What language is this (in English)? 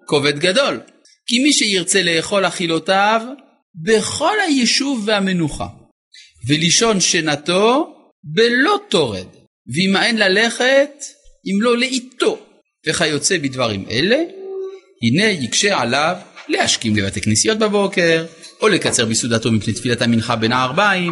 Hebrew